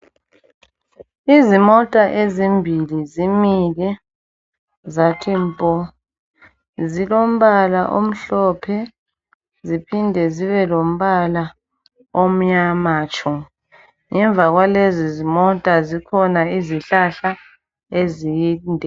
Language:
North Ndebele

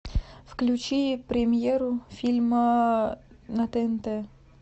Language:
Russian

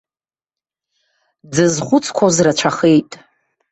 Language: Abkhazian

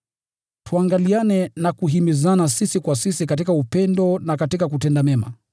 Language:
Swahili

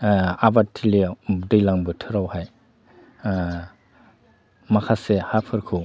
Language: Bodo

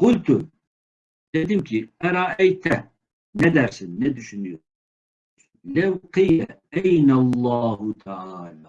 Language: Turkish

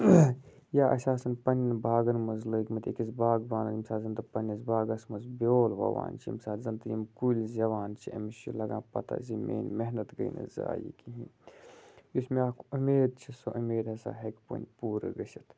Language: Kashmiri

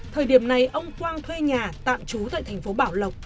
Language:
Vietnamese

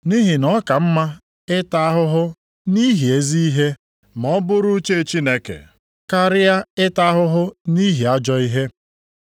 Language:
Igbo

